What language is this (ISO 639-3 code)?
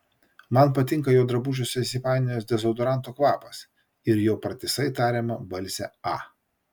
lit